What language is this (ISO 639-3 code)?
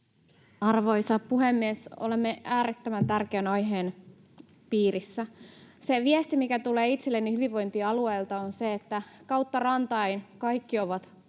fin